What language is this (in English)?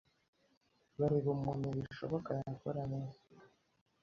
Kinyarwanda